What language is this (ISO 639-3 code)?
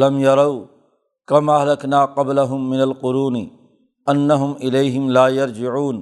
urd